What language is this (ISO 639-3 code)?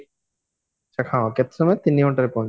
ori